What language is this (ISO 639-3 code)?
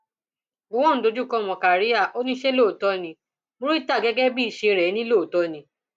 yor